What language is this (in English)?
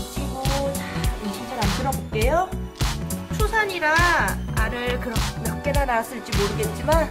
Korean